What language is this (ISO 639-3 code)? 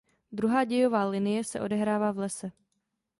ces